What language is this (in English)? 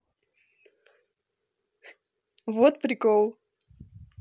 Russian